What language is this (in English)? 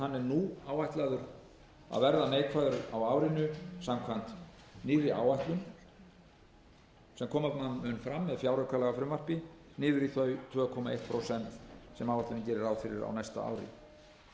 Icelandic